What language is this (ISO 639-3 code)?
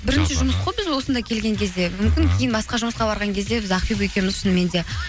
kaz